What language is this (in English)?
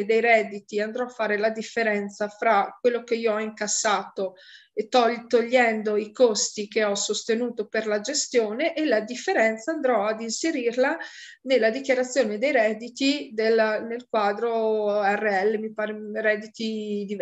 Italian